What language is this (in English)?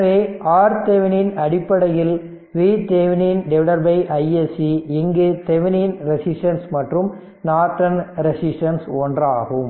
Tamil